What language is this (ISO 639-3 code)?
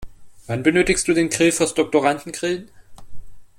deu